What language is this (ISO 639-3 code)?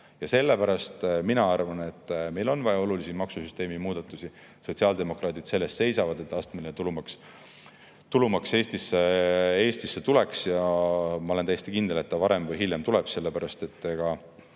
est